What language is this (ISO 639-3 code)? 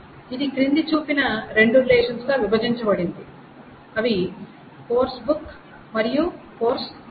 tel